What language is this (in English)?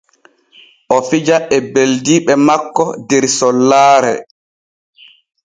Borgu Fulfulde